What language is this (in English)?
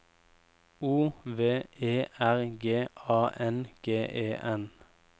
Norwegian